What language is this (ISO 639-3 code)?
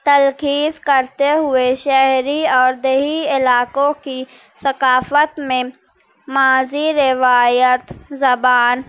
urd